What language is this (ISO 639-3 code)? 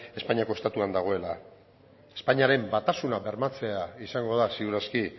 eus